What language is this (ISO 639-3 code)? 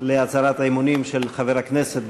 heb